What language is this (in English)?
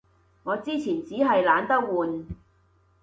Cantonese